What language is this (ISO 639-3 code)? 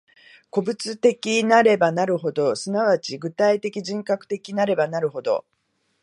jpn